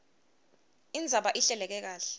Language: Swati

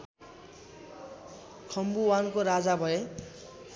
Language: Nepali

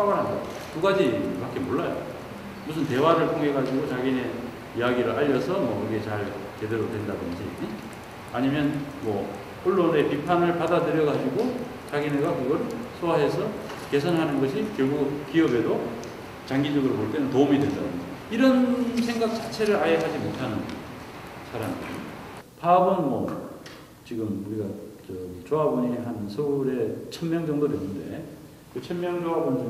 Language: Korean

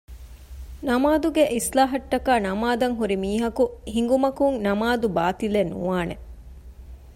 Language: Divehi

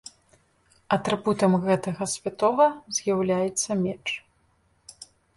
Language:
Belarusian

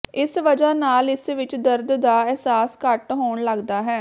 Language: Punjabi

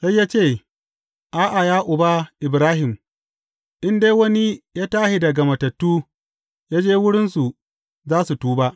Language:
Hausa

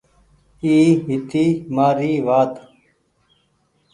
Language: Goaria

